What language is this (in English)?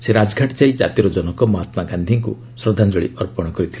Odia